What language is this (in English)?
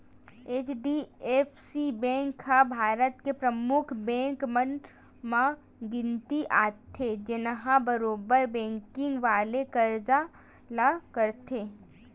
Chhattisgarhi